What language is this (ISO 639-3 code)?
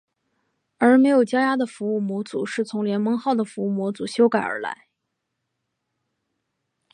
zho